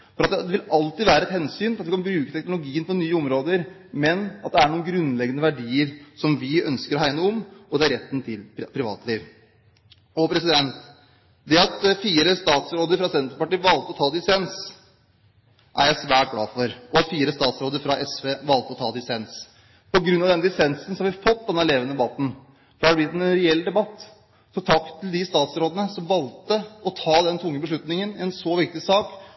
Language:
Norwegian Bokmål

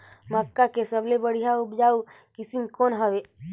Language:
Chhattisgarhi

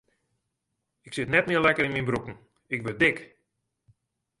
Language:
Western Frisian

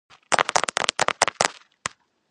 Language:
Georgian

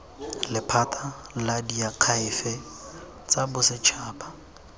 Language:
Tswana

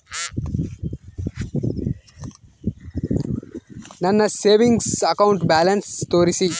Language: Kannada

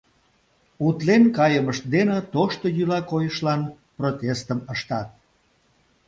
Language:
Mari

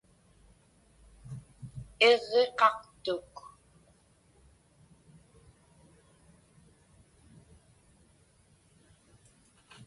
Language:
Inupiaq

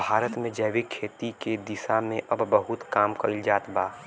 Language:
Bhojpuri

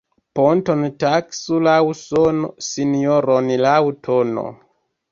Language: Esperanto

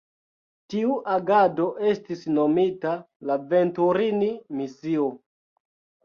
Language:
Esperanto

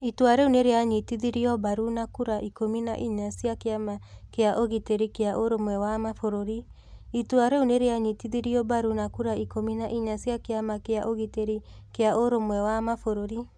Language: Kikuyu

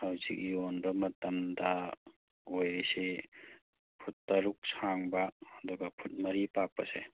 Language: Manipuri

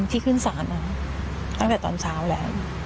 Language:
Thai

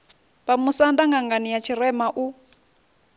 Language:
Venda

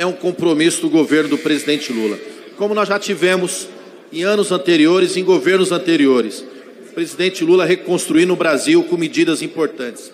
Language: Portuguese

